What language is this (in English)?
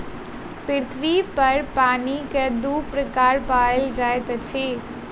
Maithili